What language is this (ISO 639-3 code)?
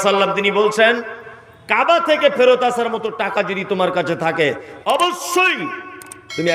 hin